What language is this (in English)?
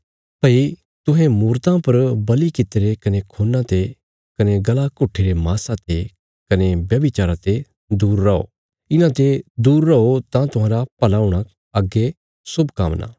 Bilaspuri